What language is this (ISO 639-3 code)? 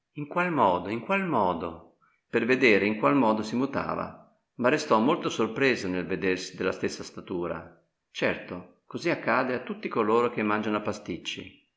ita